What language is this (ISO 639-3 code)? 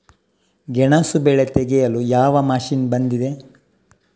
kan